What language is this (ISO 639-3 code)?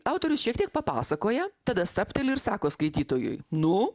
lit